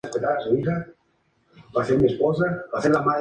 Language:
Spanish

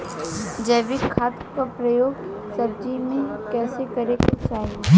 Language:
Bhojpuri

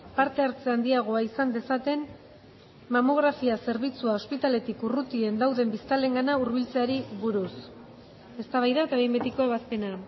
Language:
Basque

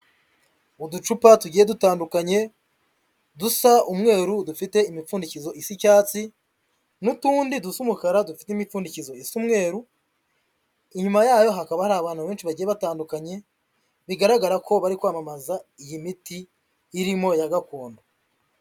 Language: Kinyarwanda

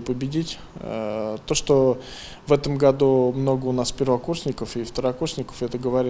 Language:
Russian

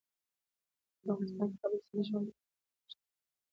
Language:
Pashto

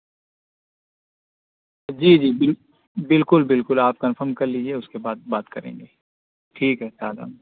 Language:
Urdu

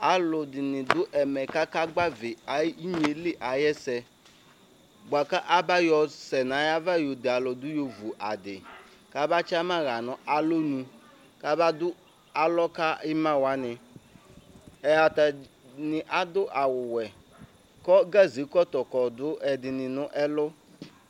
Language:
Ikposo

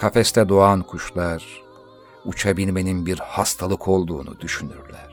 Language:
Turkish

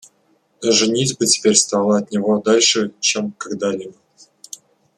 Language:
Russian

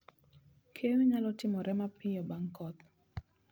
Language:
Luo (Kenya and Tanzania)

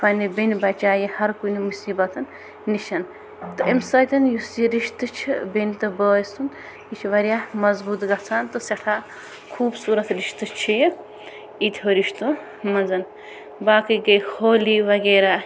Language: Kashmiri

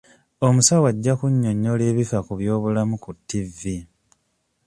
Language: Ganda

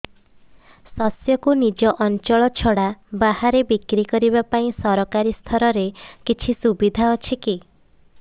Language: Odia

